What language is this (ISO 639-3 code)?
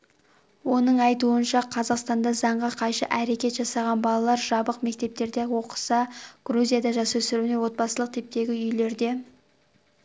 kaz